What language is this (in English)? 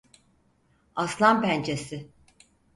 Turkish